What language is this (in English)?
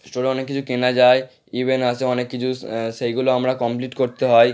Bangla